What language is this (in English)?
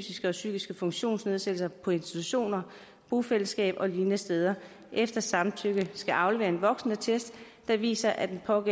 Danish